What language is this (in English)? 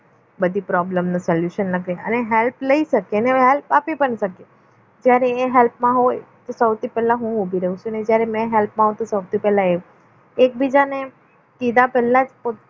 Gujarati